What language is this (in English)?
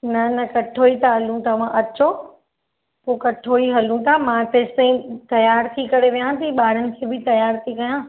Sindhi